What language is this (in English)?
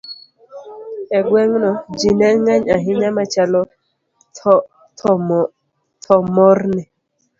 Luo (Kenya and Tanzania)